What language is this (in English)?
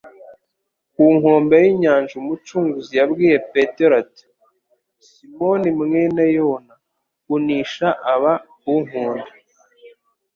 Kinyarwanda